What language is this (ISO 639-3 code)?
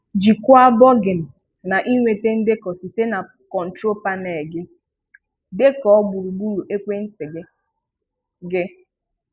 ibo